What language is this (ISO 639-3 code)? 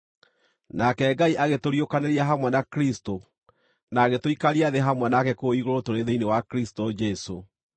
kik